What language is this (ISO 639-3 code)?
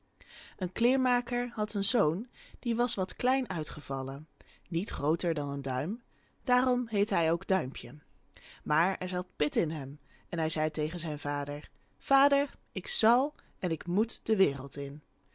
nld